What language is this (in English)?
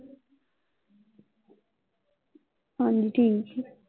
Punjabi